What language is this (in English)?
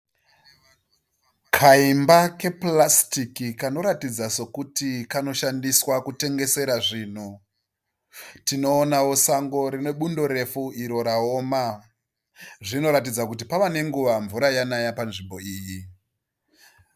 Shona